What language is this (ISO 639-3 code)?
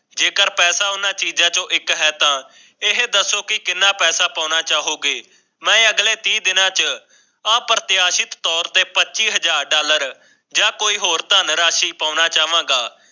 pan